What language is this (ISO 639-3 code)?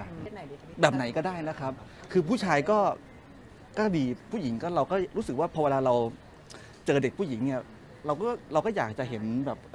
tha